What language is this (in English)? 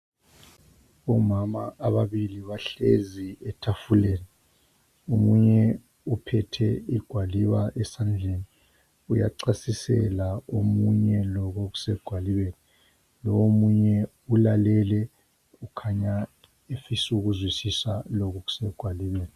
North Ndebele